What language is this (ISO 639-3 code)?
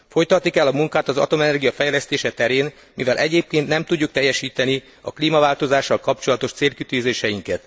hun